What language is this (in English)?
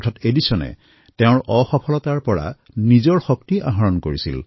Assamese